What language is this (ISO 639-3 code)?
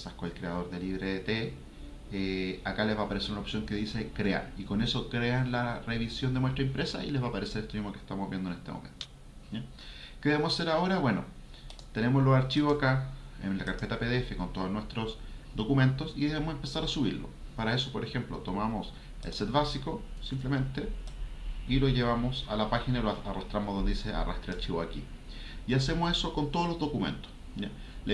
spa